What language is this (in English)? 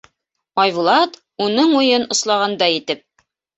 Bashkir